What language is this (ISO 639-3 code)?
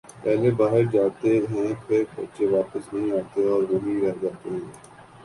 urd